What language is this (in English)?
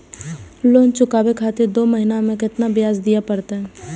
Maithili